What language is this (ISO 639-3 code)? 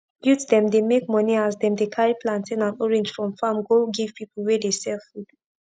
pcm